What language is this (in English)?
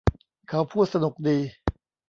Thai